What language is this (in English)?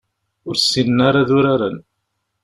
Kabyle